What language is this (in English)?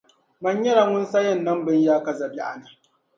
Dagbani